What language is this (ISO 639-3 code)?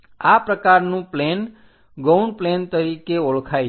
guj